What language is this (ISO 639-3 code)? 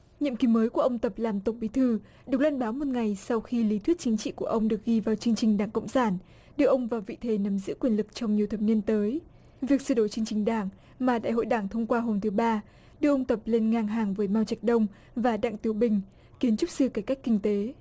vie